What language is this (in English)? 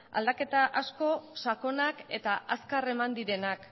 Basque